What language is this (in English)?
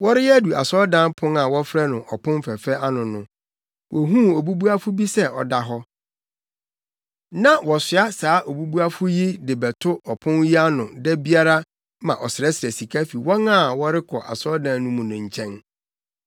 Akan